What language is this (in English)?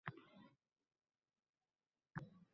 Uzbek